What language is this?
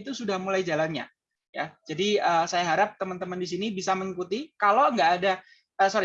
Indonesian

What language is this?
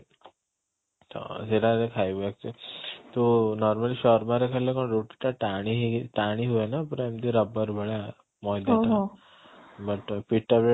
Odia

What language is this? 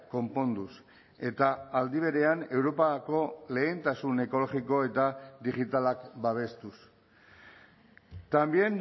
Basque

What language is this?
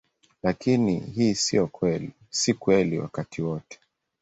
Swahili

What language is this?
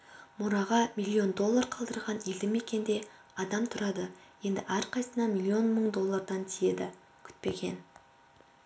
Kazakh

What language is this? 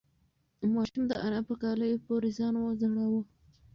Pashto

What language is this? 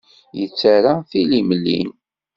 Kabyle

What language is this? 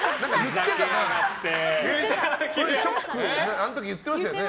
Japanese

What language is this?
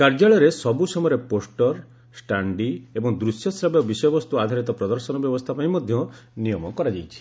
Odia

